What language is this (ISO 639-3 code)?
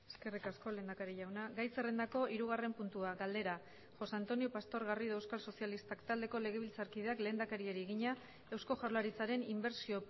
eus